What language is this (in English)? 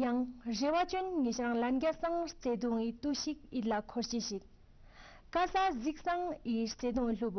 Romanian